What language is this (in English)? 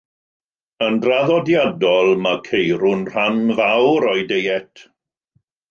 Welsh